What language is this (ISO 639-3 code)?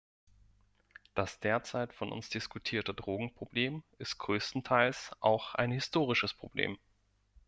deu